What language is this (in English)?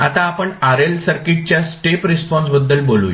Marathi